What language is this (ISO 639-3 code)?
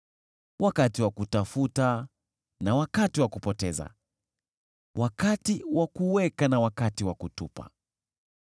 swa